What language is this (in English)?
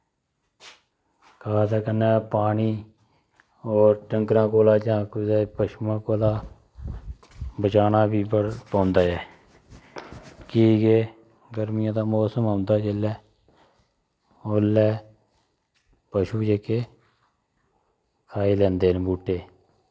Dogri